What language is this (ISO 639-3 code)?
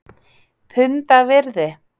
isl